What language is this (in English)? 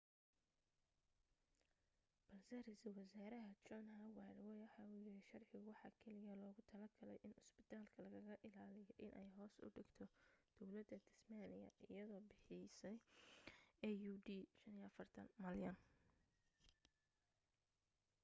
Somali